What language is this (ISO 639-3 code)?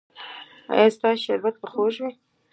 pus